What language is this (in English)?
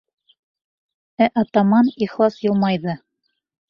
Bashkir